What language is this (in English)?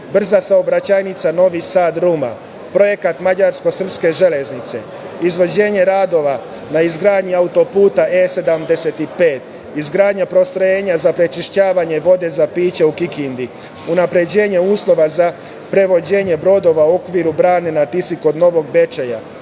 Serbian